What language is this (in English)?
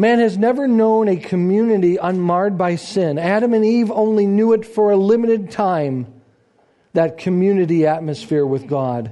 English